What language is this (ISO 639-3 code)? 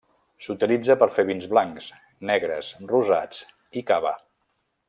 cat